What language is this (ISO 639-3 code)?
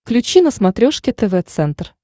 rus